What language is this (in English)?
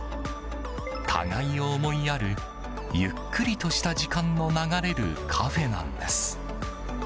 Japanese